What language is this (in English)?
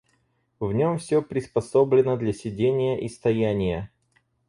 Russian